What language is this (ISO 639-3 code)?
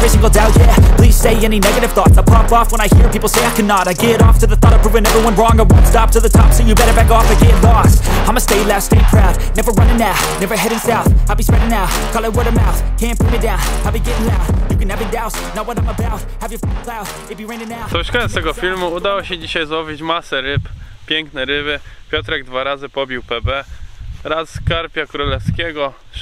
pol